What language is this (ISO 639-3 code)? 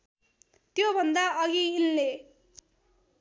nep